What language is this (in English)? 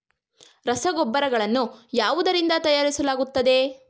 Kannada